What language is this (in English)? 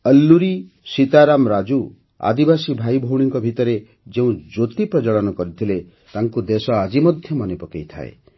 Odia